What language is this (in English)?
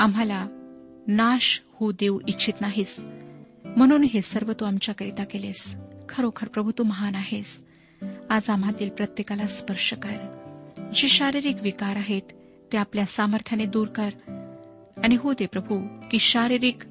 Marathi